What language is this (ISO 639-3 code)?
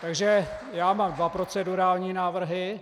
ces